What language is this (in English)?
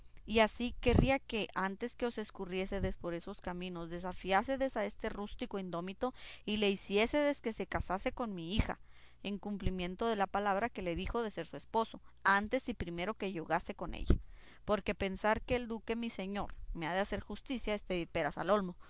Spanish